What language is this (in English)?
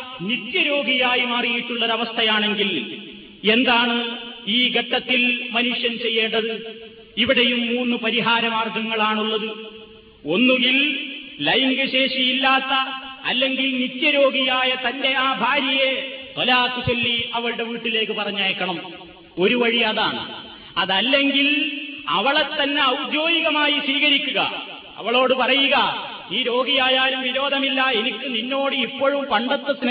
Malayalam